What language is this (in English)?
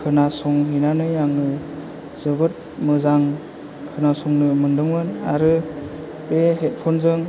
Bodo